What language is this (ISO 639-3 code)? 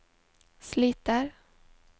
nor